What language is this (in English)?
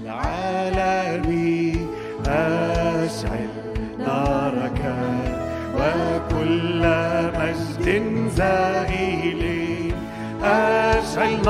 Arabic